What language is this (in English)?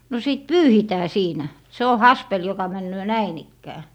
Finnish